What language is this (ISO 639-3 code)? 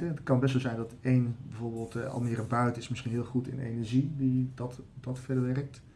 nld